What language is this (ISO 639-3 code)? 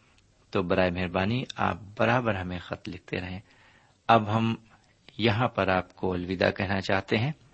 urd